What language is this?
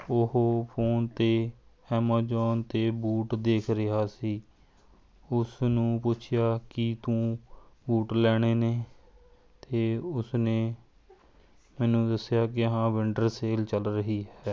Punjabi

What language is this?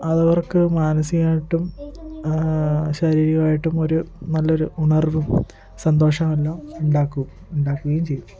Malayalam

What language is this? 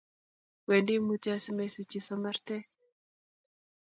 Kalenjin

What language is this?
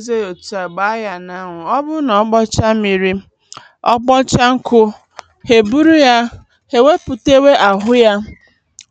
Igbo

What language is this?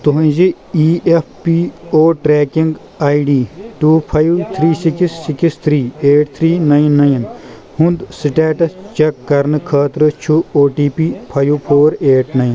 Kashmiri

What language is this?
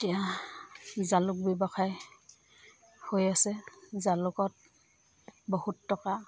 Assamese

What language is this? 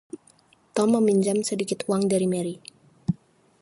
Indonesian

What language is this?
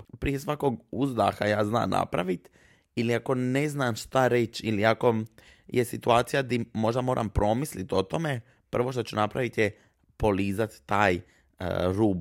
Croatian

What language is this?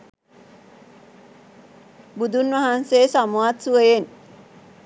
Sinhala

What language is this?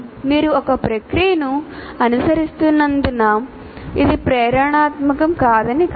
Telugu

